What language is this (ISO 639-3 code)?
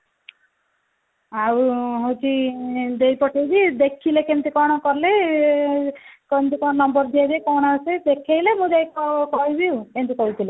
ori